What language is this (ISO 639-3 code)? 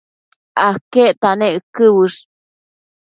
mcf